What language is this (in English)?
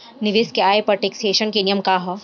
Bhojpuri